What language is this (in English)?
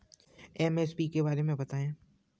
Hindi